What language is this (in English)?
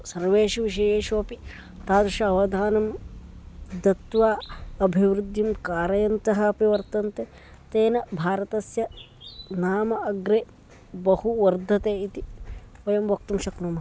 Sanskrit